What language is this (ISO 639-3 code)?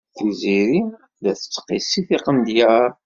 kab